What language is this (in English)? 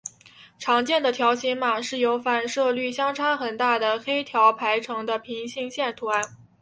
Chinese